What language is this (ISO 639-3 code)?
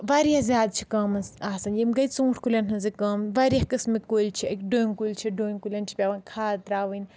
kas